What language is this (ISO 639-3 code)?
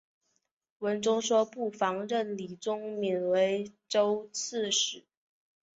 zho